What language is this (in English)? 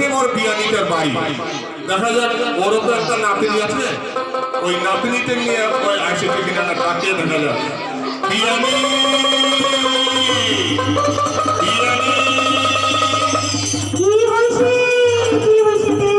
Korean